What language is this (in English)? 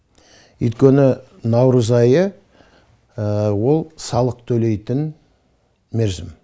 Kazakh